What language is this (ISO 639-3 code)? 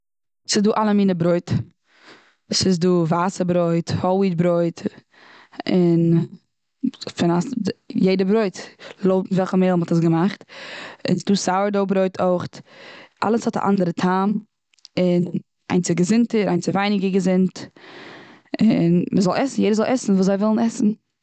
yid